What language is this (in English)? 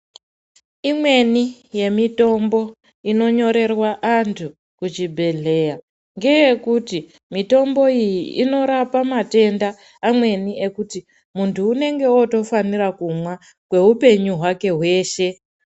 Ndau